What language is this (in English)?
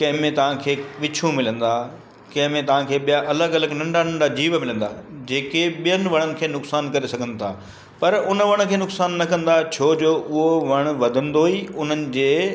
Sindhi